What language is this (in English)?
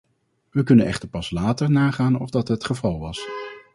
Dutch